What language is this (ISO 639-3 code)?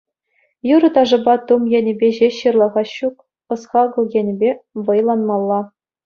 chv